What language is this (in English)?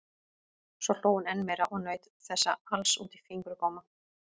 Icelandic